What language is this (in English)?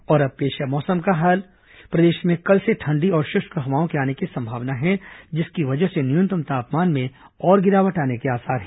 Hindi